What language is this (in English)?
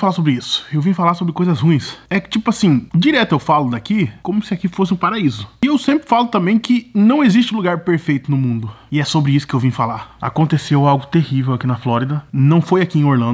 Portuguese